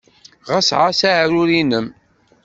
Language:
Kabyle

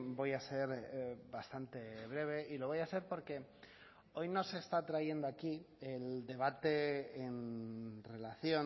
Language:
Spanish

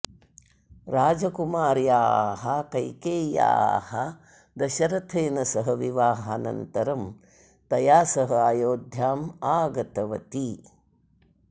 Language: Sanskrit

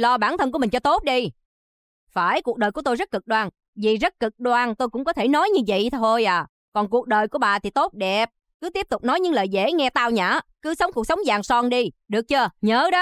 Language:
Vietnamese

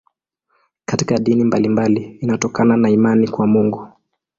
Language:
Swahili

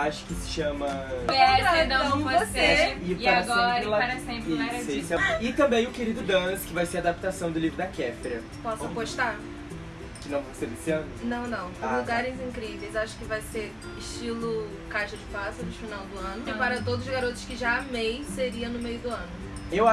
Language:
Portuguese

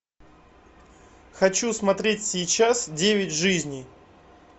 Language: Russian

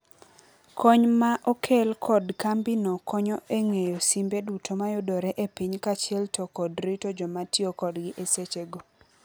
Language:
Luo (Kenya and Tanzania)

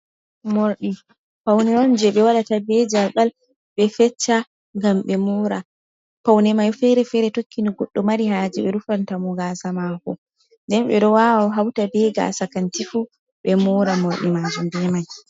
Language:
Fula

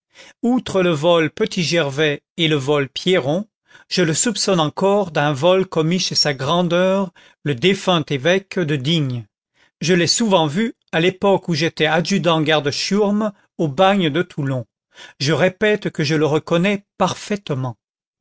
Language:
French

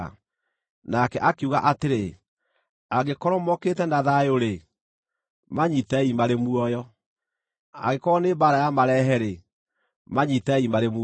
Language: Kikuyu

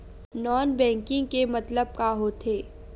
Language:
Chhattisgarhi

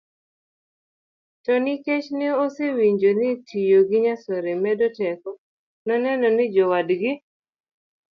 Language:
Luo (Kenya and Tanzania)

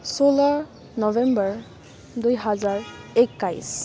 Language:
Nepali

